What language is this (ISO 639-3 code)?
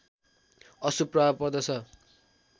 nep